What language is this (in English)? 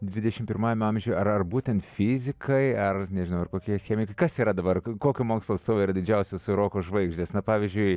Lithuanian